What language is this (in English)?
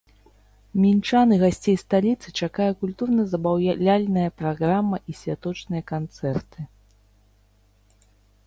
Belarusian